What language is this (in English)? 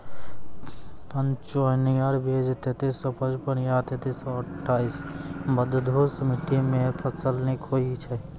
Maithili